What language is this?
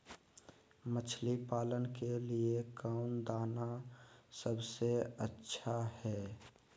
Magahi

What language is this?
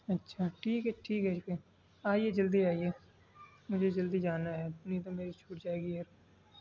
Urdu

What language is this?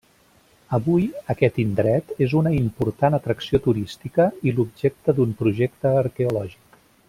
Catalan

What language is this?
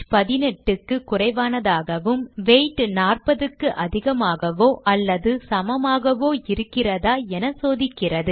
Tamil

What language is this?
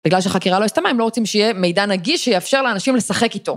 Hebrew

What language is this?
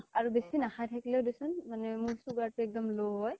Assamese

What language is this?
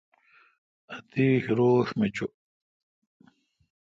Kalkoti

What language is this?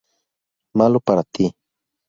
Spanish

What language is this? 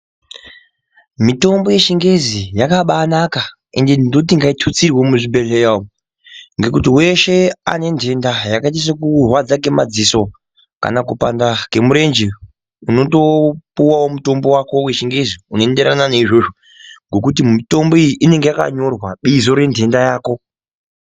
Ndau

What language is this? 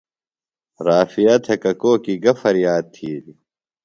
Phalura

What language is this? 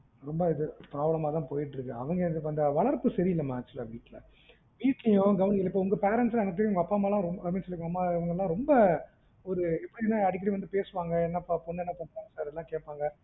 Tamil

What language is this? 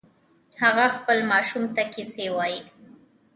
Pashto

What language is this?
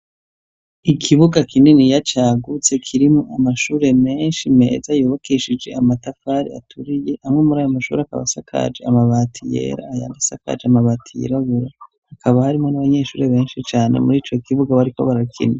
Rundi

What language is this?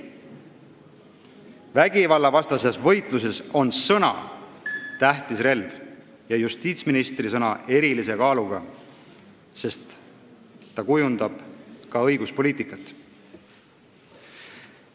Estonian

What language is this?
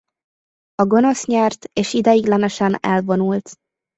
Hungarian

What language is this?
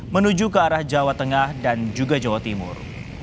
Indonesian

